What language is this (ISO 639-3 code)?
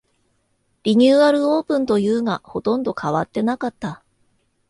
jpn